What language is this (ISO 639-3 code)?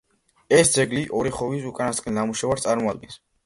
kat